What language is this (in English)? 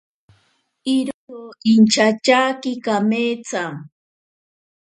Ashéninka Perené